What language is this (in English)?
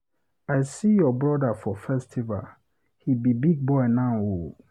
Nigerian Pidgin